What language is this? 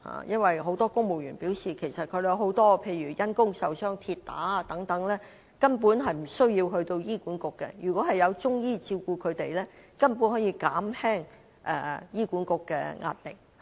Cantonese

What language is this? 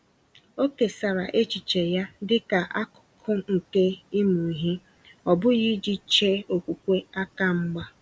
Igbo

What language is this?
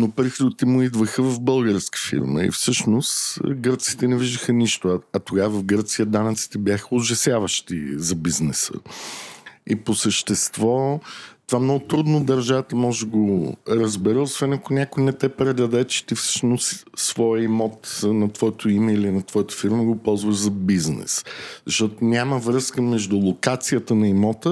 Bulgarian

